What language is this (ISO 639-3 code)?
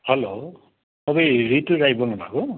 nep